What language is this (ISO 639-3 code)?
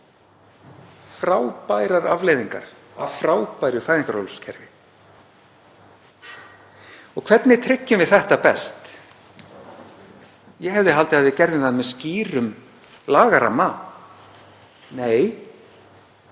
isl